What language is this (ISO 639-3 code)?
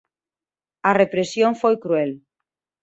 glg